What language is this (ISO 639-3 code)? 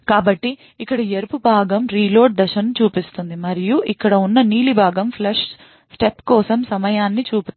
tel